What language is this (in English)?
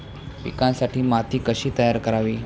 Marathi